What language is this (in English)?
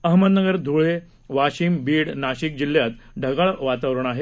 Marathi